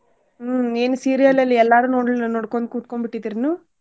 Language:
Kannada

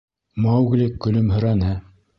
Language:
Bashkir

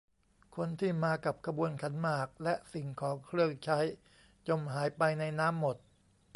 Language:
Thai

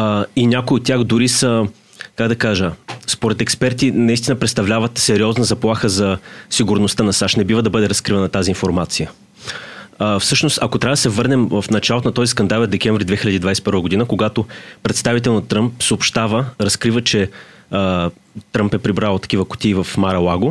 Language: Bulgarian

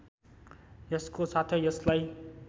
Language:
Nepali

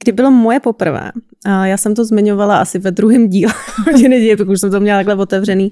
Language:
Czech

